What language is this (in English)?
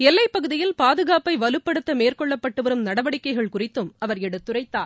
Tamil